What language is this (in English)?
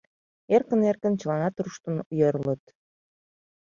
Mari